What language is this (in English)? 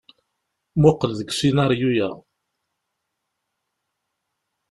Kabyle